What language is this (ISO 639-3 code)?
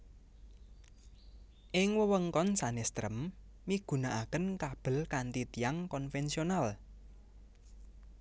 jav